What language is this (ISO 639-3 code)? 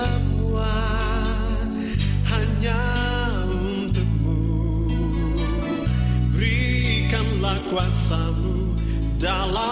ind